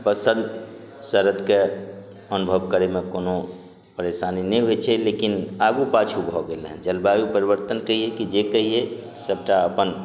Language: Maithili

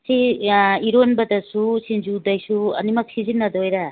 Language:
Manipuri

